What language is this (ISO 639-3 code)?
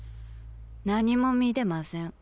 jpn